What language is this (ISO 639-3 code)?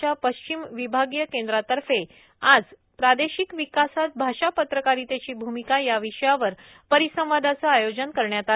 mar